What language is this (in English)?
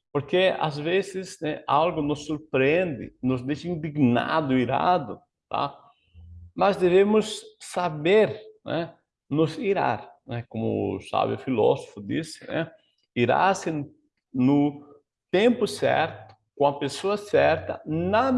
Portuguese